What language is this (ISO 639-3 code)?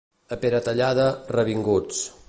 cat